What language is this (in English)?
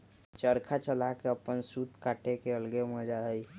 Magahi